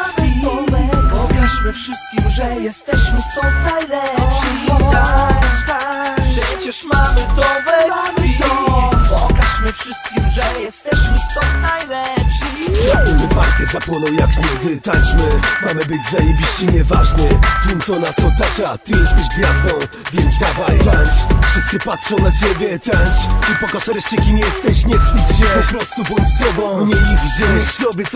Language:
Polish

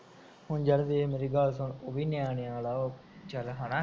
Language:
Punjabi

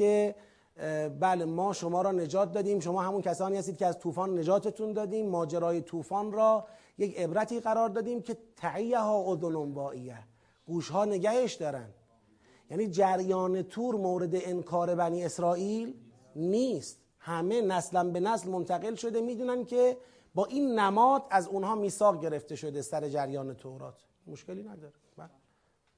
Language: Persian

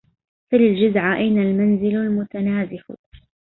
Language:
Arabic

